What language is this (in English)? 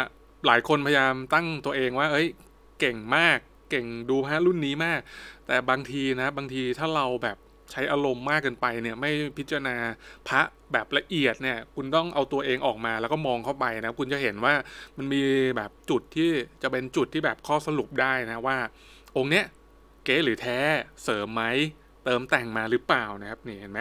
Thai